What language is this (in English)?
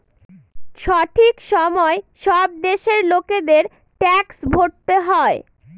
Bangla